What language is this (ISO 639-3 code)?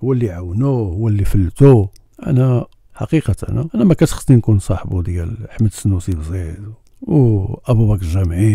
ara